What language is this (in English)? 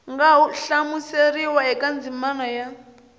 Tsonga